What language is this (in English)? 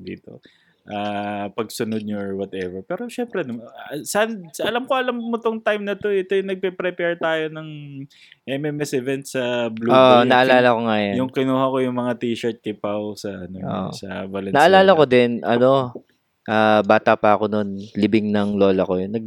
Filipino